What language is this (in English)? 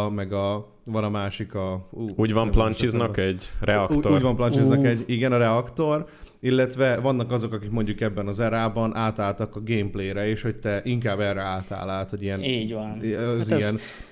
Hungarian